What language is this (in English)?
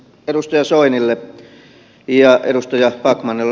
Finnish